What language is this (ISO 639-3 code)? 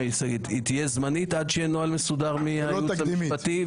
heb